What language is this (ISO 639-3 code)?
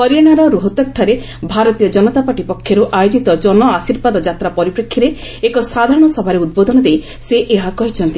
ori